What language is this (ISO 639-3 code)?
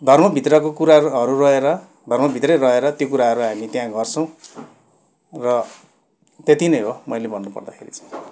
nep